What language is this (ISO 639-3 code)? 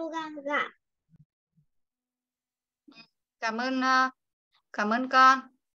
vie